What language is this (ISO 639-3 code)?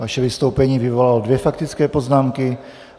ces